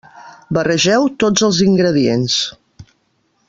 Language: Catalan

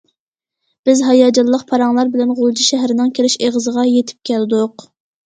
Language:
Uyghur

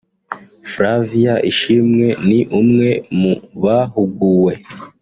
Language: Kinyarwanda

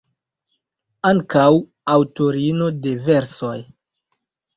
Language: Esperanto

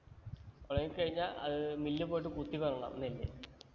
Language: Malayalam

